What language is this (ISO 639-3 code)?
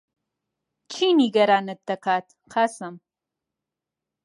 ckb